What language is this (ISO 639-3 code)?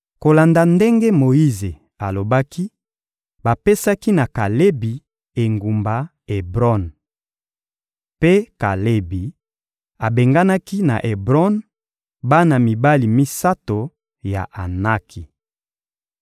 lin